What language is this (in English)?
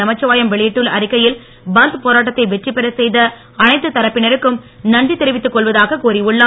Tamil